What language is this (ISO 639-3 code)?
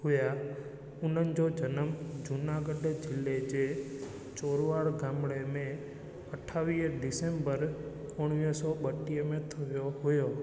snd